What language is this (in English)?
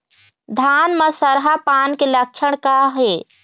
Chhattisgarhi